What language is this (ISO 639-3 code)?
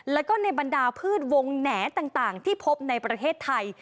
tha